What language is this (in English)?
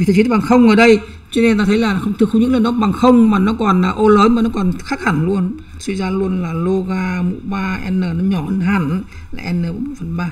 Vietnamese